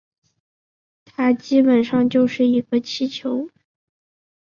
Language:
Chinese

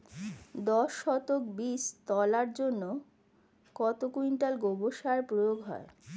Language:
Bangla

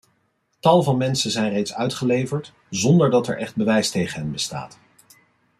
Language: Dutch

